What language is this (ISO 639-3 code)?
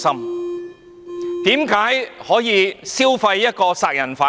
yue